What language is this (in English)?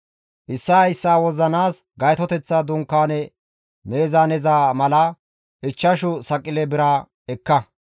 Gamo